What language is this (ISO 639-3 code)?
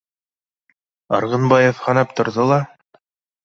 bak